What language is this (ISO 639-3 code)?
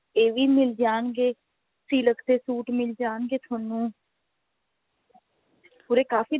pan